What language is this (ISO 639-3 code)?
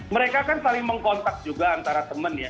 ind